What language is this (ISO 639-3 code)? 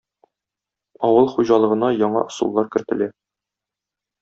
tat